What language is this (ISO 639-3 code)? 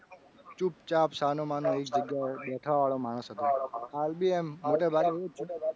guj